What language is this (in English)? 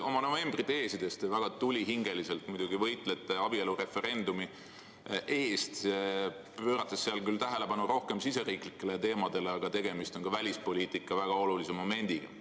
Estonian